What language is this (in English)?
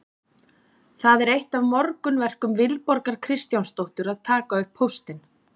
Icelandic